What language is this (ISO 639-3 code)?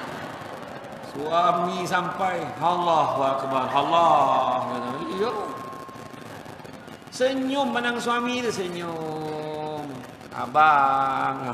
msa